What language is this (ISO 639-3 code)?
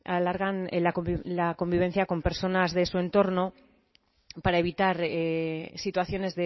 spa